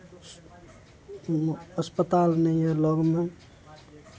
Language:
Maithili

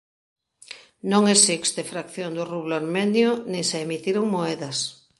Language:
Galician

